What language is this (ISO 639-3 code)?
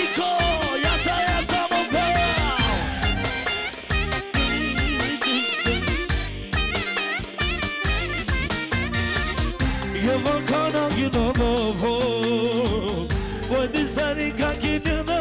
bul